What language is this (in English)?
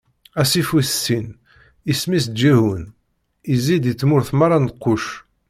Kabyle